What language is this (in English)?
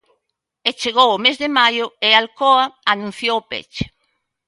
Galician